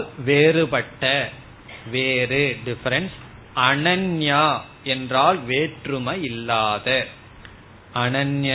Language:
Tamil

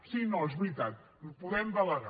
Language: Catalan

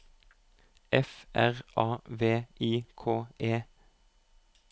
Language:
Norwegian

